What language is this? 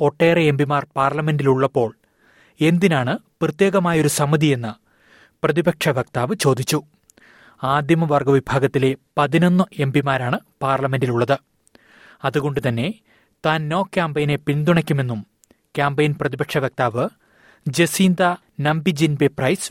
Malayalam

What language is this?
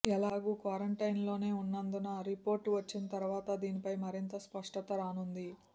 Telugu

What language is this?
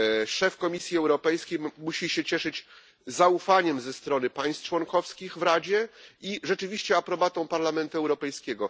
Polish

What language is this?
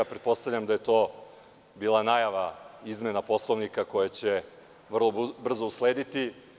Serbian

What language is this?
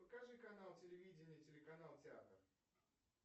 Russian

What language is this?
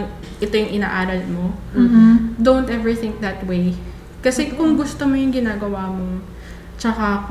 Filipino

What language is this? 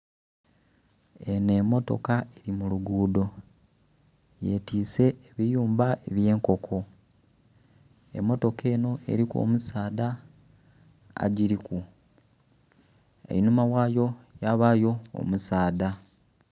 Soga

